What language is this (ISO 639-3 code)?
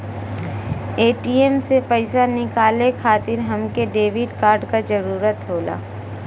bho